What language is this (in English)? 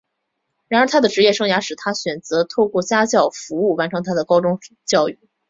Chinese